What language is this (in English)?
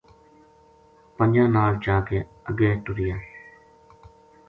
Gujari